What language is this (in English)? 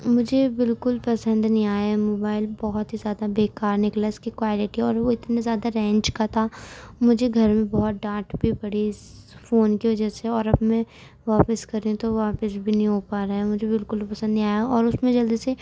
Urdu